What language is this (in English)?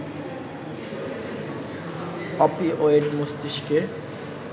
Bangla